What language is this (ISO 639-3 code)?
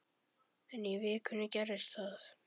isl